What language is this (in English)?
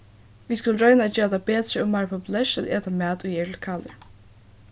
Faroese